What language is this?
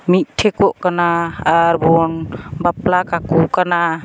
Santali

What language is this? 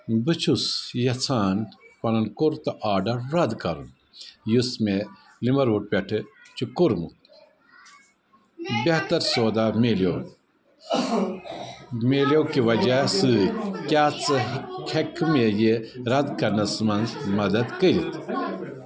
Kashmiri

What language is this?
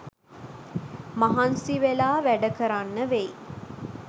Sinhala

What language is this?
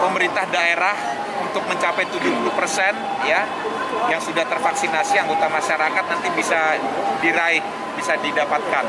Indonesian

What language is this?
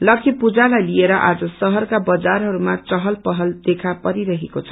Nepali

